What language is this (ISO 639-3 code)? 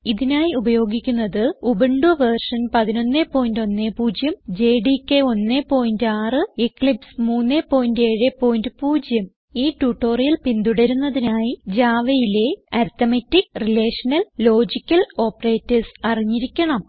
mal